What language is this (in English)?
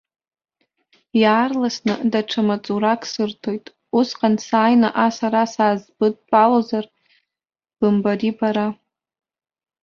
Abkhazian